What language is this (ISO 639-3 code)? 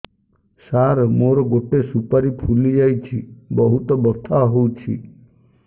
ori